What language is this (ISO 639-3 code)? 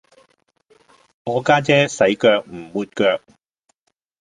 yue